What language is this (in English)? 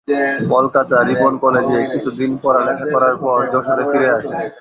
Bangla